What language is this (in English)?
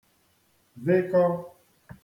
Igbo